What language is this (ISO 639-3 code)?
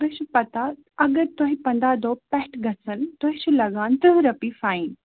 kas